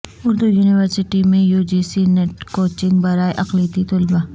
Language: Urdu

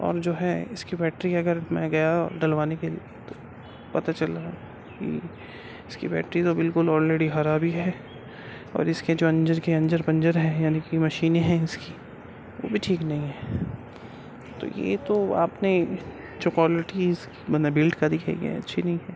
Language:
Urdu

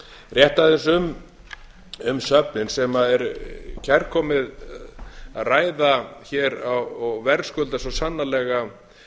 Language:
Icelandic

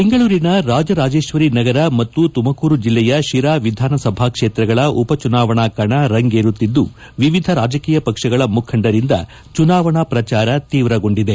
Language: Kannada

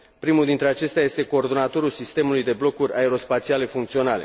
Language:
Romanian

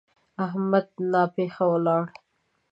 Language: Pashto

